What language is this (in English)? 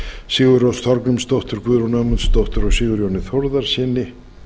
Icelandic